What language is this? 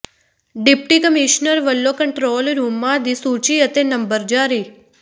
Punjabi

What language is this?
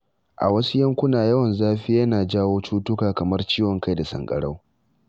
Hausa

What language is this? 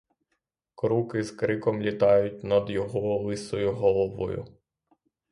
Ukrainian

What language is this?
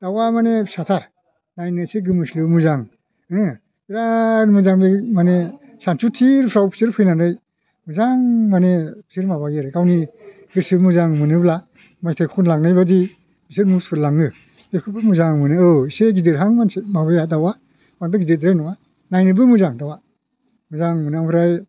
Bodo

